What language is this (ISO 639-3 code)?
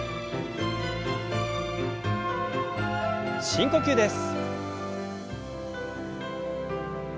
jpn